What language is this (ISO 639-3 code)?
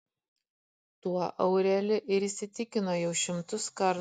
lit